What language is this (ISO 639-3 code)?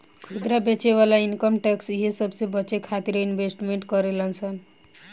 bho